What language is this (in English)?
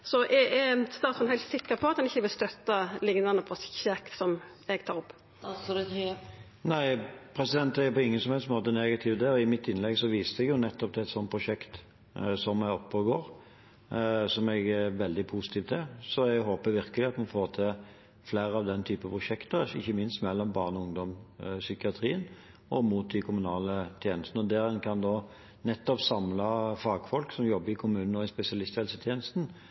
Norwegian